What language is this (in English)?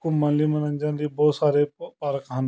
Punjabi